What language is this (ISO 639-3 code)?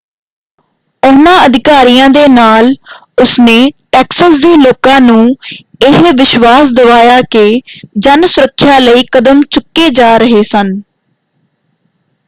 pan